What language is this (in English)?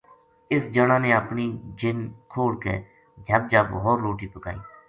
Gujari